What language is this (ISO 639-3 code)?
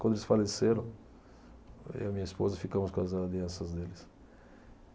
por